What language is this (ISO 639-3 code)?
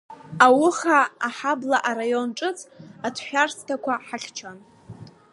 abk